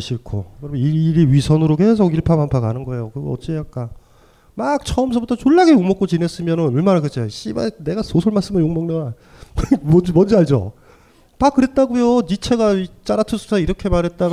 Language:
Korean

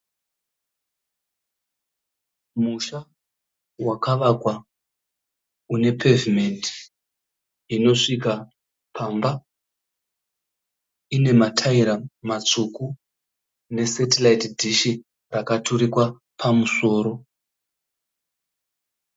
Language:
Shona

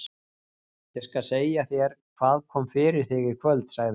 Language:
Icelandic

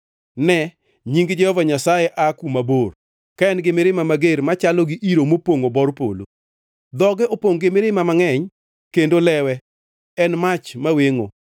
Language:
Luo (Kenya and Tanzania)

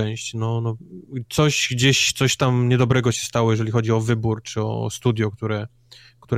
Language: Polish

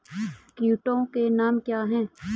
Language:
Hindi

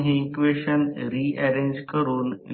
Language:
Marathi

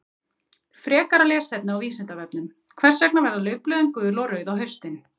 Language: Icelandic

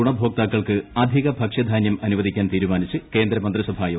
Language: Malayalam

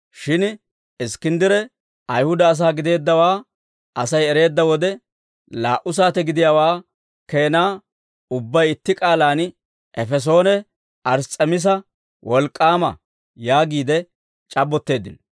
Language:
Dawro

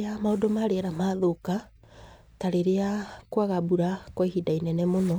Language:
Kikuyu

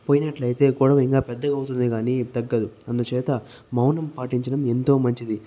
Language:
Telugu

